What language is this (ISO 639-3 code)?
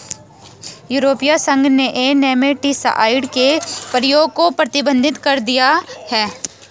hin